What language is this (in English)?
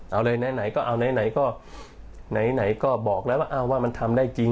Thai